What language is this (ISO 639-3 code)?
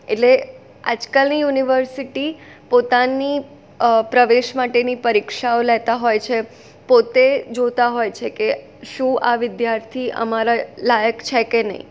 guj